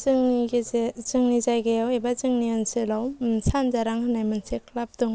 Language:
Bodo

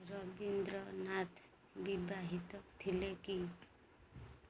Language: Odia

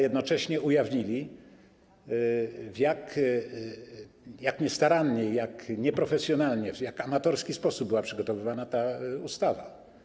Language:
Polish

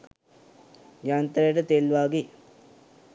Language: Sinhala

